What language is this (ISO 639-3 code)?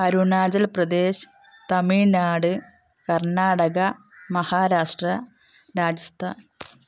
mal